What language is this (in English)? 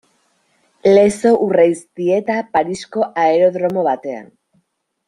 Basque